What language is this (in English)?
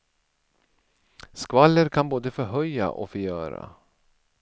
Swedish